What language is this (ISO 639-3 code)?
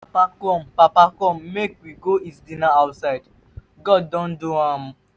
pcm